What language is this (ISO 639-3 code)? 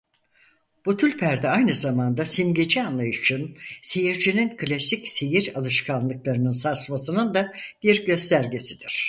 tur